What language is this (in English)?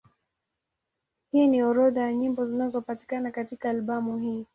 Swahili